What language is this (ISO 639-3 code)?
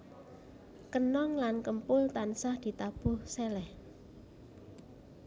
jav